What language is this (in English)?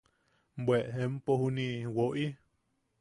Yaqui